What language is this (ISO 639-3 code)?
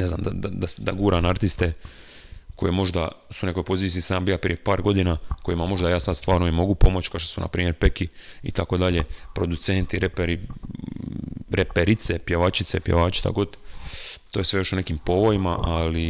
hrv